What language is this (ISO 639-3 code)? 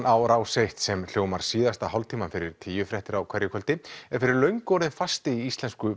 isl